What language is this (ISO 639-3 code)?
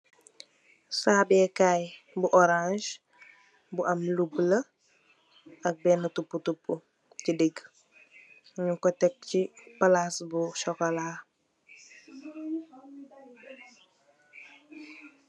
wol